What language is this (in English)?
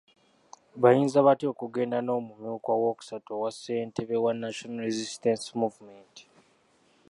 Ganda